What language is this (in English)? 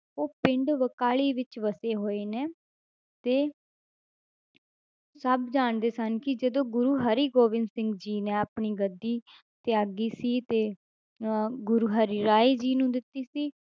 Punjabi